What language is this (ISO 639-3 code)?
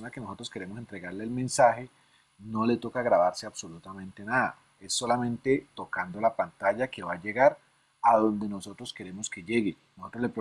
spa